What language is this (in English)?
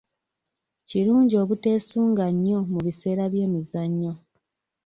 Ganda